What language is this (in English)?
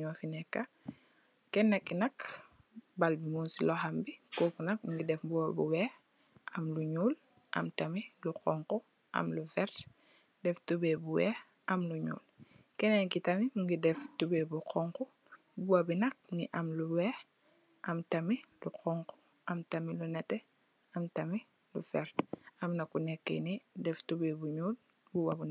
Wolof